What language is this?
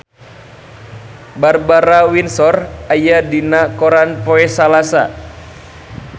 Sundanese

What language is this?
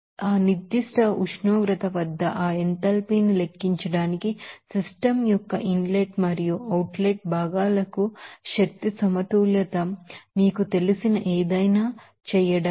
Telugu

